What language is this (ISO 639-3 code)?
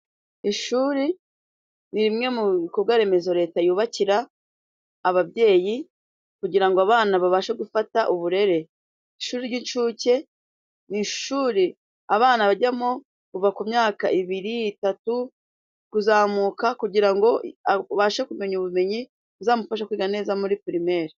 kin